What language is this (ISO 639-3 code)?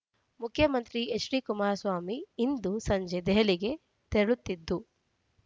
kan